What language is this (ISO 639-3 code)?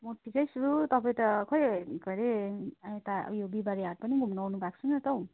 nep